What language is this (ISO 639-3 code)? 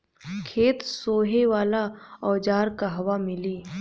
bho